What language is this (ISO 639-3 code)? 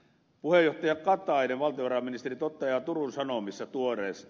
fin